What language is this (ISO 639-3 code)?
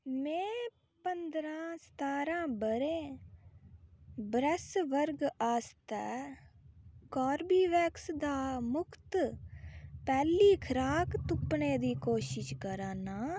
doi